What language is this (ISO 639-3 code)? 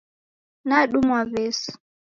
dav